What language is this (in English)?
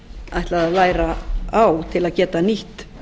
Icelandic